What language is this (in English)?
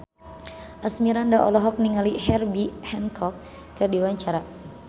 Sundanese